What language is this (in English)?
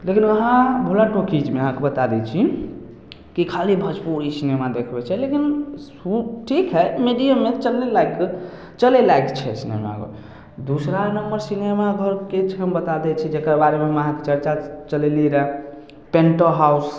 Maithili